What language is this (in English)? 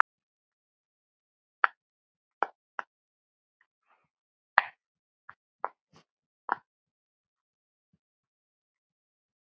Icelandic